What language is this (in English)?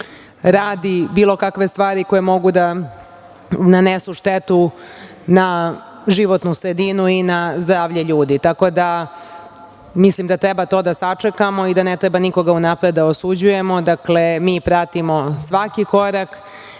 Serbian